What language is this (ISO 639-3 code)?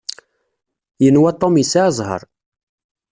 kab